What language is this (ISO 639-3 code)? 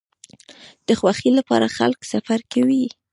pus